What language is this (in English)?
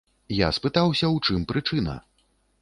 Belarusian